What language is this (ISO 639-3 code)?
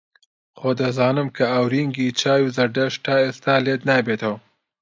ckb